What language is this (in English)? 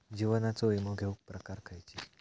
Marathi